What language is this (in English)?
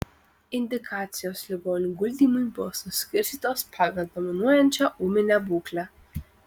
Lithuanian